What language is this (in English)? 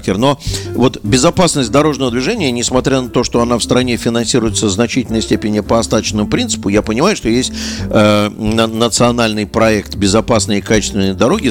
Russian